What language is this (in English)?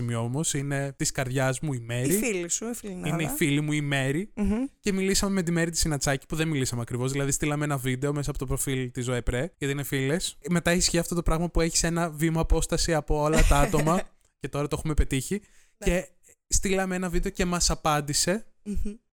Greek